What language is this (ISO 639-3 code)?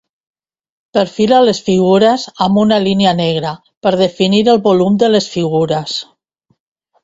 cat